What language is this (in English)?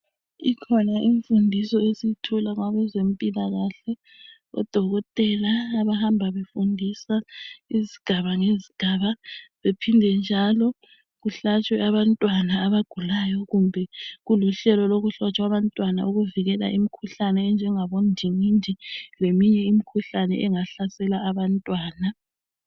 North Ndebele